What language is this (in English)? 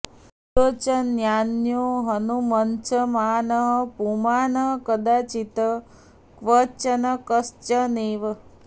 Sanskrit